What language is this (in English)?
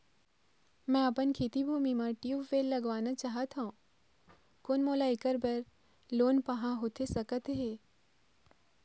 Chhattisgarhi